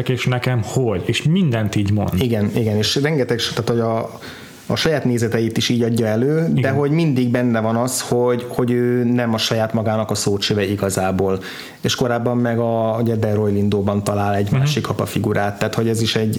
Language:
Hungarian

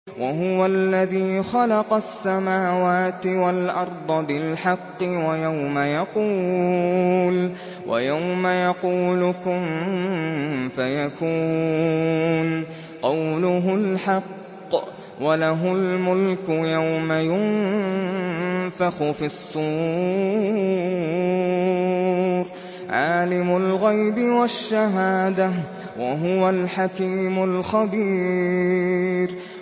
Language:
Arabic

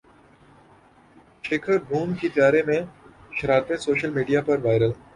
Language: Urdu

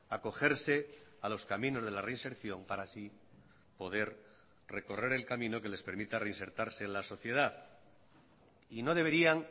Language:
Spanish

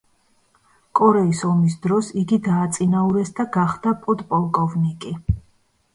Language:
Georgian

